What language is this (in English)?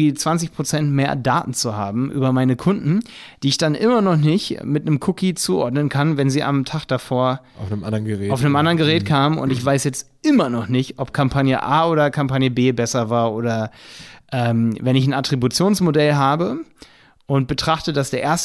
German